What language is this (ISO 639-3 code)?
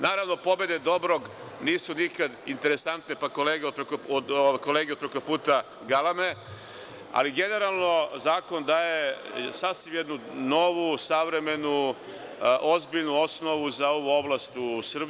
srp